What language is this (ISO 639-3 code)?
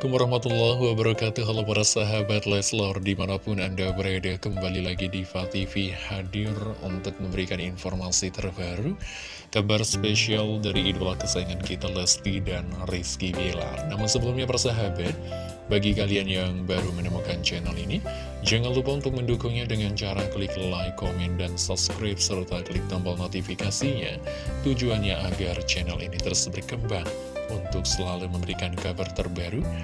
ind